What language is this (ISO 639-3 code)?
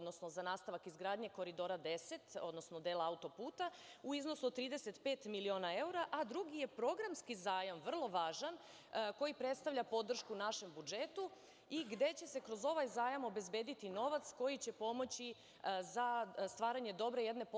srp